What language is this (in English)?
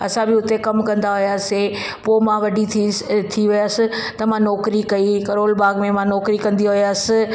Sindhi